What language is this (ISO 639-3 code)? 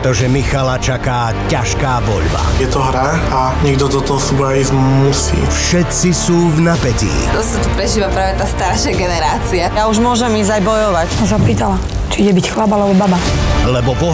ces